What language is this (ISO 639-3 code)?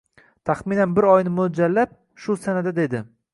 uzb